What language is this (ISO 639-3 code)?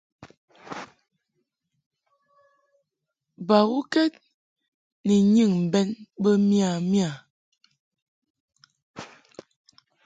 mhk